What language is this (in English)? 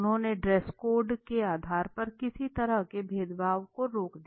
Hindi